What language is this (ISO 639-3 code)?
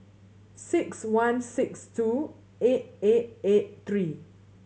eng